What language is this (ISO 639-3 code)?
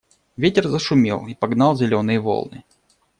rus